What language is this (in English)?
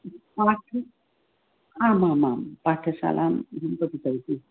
Sanskrit